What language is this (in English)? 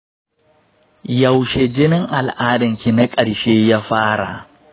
Hausa